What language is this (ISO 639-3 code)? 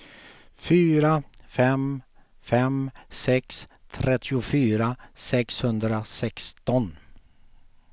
swe